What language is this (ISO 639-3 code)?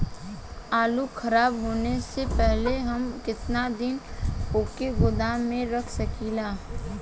bho